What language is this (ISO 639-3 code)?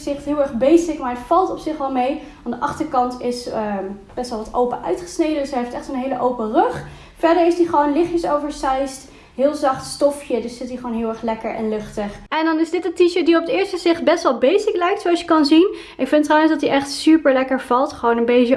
nld